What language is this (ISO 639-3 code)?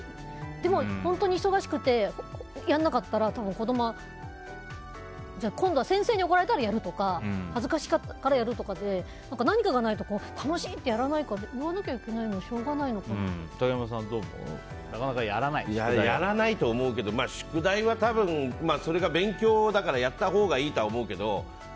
jpn